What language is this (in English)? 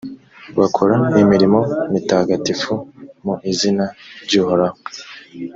Kinyarwanda